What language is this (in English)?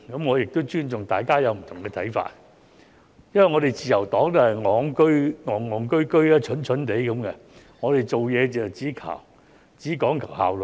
Cantonese